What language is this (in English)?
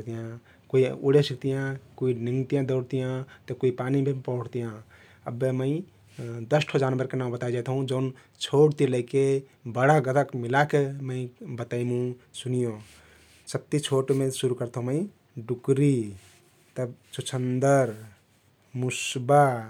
Kathoriya Tharu